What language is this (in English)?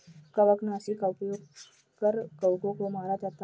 Hindi